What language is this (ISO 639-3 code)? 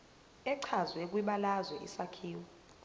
zul